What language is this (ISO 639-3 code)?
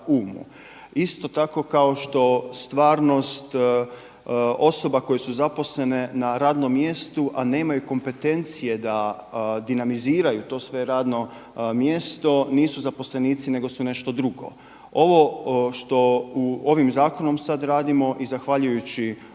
hrv